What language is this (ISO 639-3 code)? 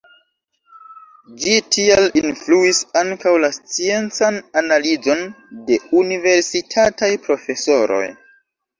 epo